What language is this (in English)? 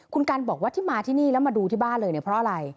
Thai